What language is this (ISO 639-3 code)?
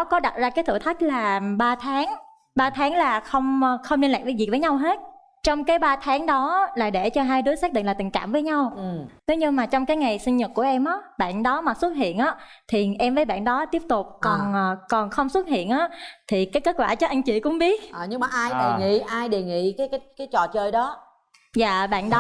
vie